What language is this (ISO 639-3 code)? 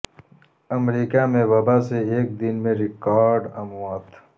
urd